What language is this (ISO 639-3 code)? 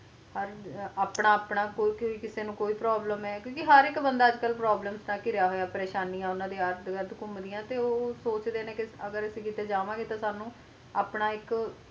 pan